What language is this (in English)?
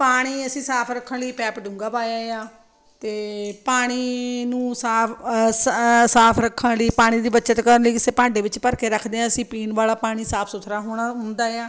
Punjabi